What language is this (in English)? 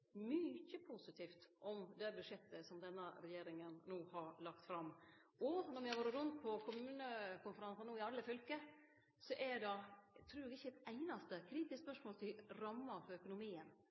Norwegian Nynorsk